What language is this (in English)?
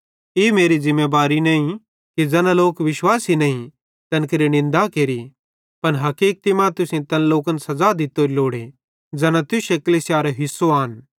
Bhadrawahi